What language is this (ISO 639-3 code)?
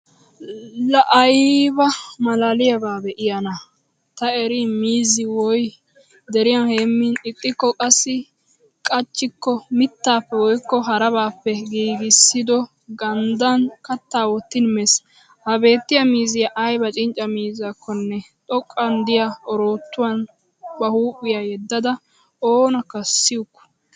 wal